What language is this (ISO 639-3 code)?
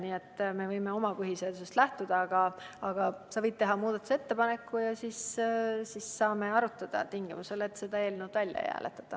est